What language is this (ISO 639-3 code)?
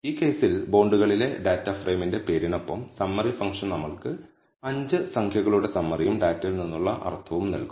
mal